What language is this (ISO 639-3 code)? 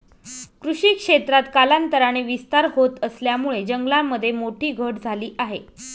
mar